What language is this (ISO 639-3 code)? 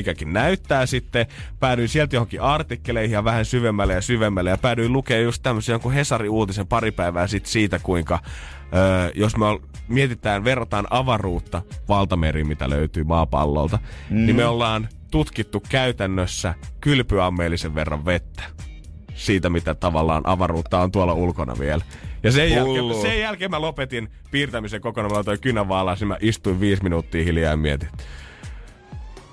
fin